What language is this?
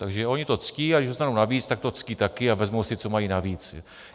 Czech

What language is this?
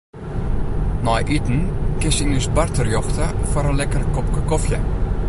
Western Frisian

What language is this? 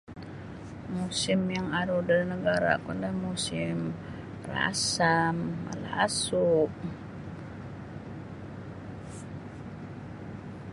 Sabah Bisaya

